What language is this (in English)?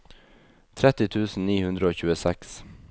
Norwegian